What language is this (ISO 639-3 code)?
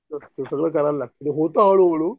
mar